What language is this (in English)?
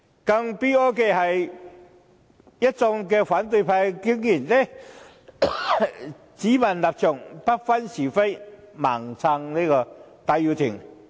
Cantonese